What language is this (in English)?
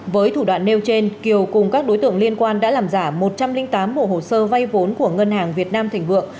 Vietnamese